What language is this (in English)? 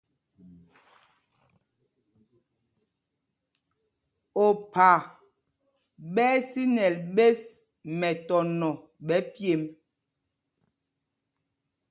Mpumpong